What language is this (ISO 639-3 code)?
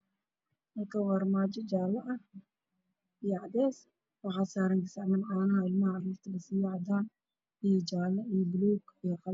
som